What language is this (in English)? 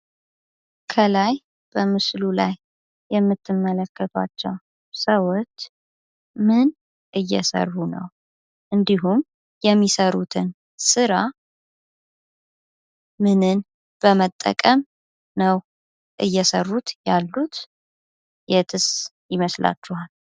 Amharic